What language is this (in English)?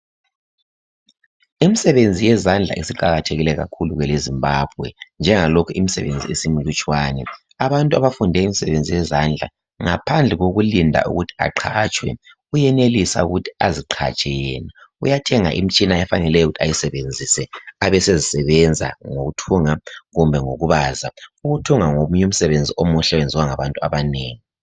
North Ndebele